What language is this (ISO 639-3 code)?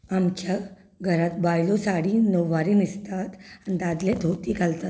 kok